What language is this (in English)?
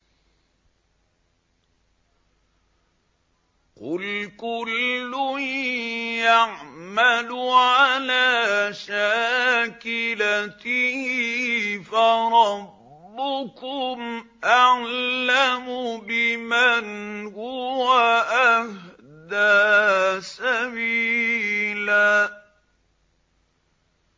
Arabic